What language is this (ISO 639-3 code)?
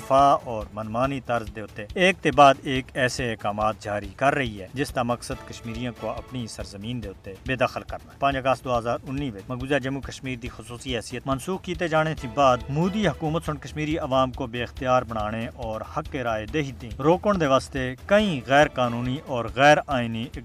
urd